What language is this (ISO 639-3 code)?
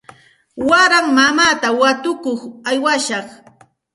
qxt